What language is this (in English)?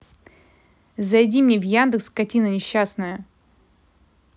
Russian